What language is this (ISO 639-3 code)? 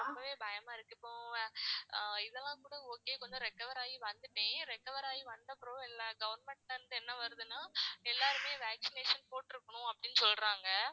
tam